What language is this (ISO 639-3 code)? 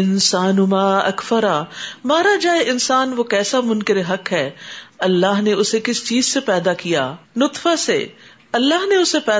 urd